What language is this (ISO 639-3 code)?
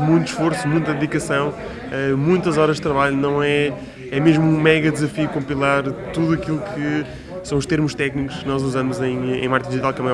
por